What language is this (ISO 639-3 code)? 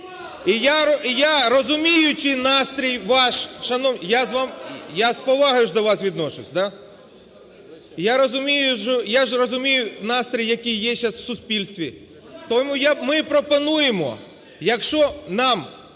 ukr